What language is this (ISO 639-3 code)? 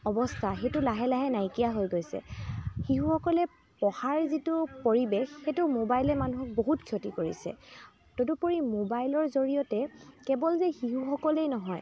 asm